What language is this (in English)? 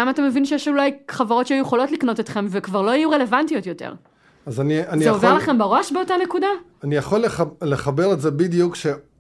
Hebrew